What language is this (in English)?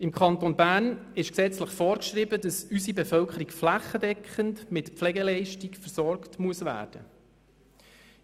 Swiss German